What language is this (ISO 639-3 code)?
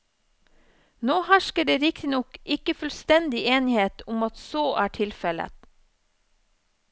nor